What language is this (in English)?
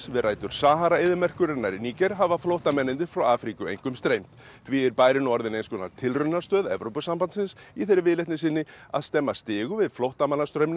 Icelandic